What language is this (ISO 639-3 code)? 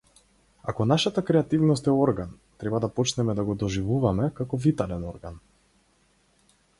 mkd